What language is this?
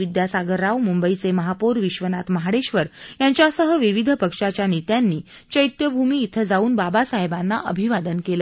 Marathi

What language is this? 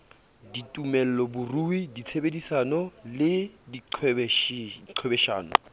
Southern Sotho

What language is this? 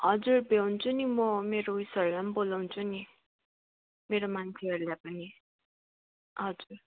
Nepali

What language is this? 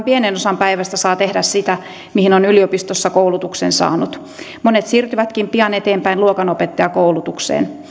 Finnish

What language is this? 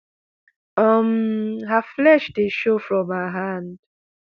Nigerian Pidgin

